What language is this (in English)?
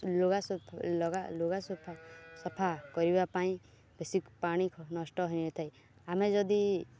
Odia